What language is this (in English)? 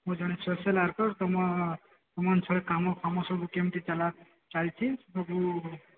Odia